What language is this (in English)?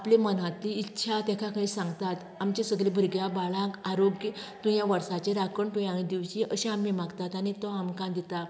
Konkani